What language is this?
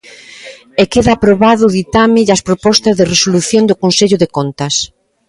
Galician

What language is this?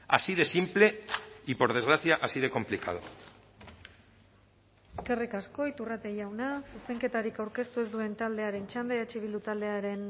Basque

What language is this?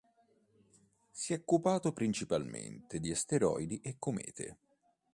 Italian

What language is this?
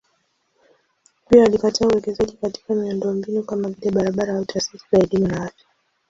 Swahili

